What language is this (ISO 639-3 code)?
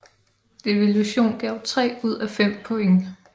dan